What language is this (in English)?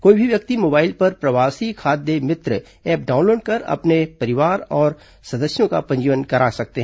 Hindi